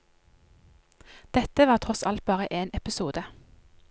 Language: Norwegian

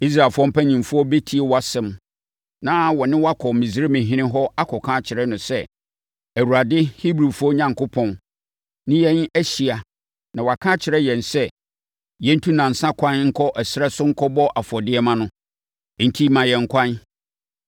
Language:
Akan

